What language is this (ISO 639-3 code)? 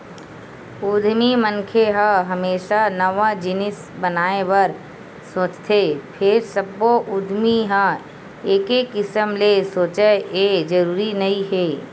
hne